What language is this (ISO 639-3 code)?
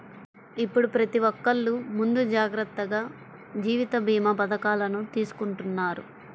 tel